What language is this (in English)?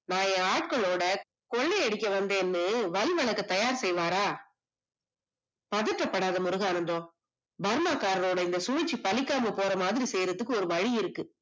Tamil